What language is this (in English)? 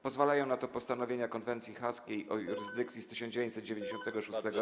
Polish